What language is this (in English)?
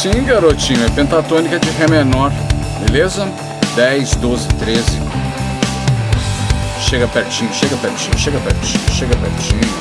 Portuguese